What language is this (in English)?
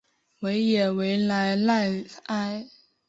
Chinese